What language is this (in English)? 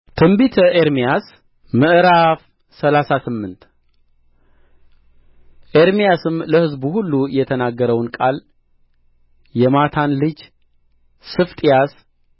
Amharic